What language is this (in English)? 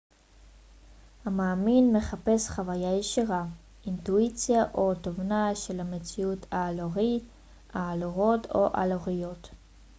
Hebrew